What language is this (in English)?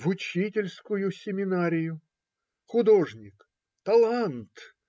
Russian